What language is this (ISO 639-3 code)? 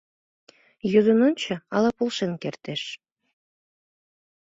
chm